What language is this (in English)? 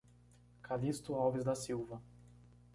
Portuguese